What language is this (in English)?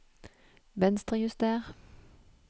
Norwegian